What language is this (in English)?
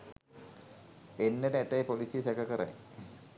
Sinhala